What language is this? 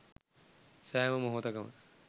Sinhala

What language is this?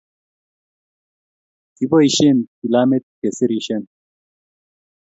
Kalenjin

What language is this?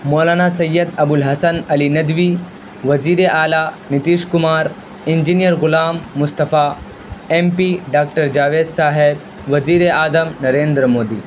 Urdu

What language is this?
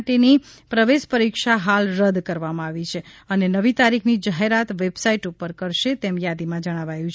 Gujarati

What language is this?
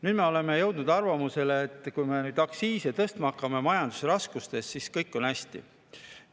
Estonian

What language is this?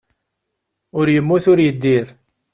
Kabyle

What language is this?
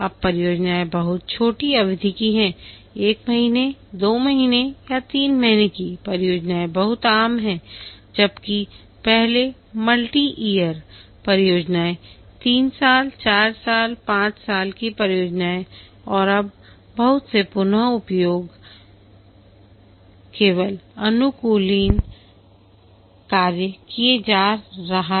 Hindi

